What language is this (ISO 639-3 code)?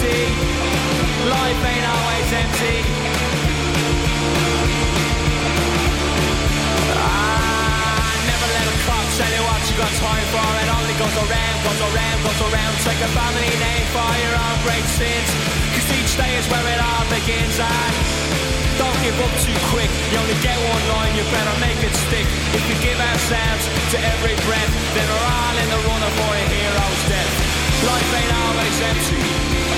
eng